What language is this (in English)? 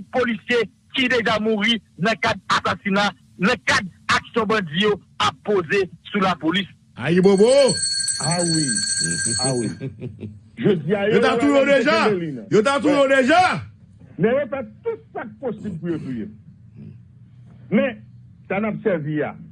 French